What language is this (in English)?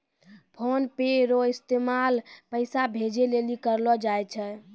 Maithili